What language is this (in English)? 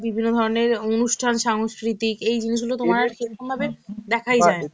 Bangla